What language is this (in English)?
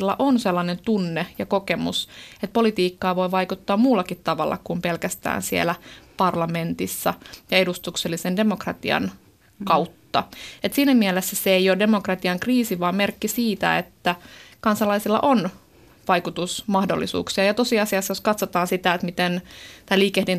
Finnish